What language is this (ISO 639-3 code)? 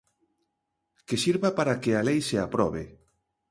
glg